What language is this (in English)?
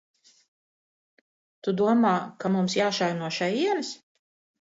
Latvian